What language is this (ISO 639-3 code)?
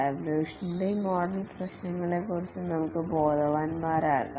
mal